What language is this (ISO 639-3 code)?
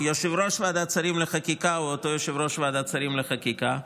heb